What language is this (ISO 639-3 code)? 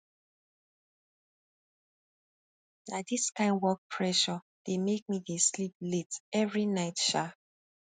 pcm